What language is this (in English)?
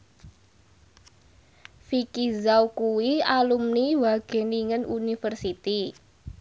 Javanese